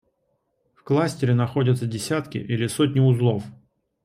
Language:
Russian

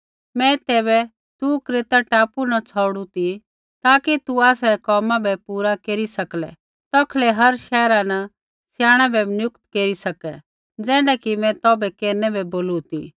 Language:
Kullu Pahari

